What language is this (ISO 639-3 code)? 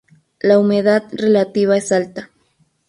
spa